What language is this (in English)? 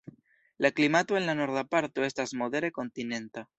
Esperanto